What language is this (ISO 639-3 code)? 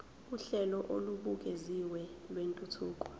zul